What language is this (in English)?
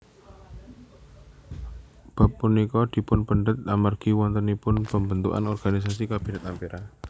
Javanese